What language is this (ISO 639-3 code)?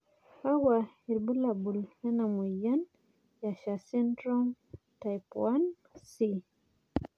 mas